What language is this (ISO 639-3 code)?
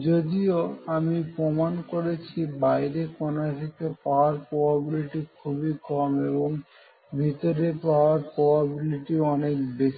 ben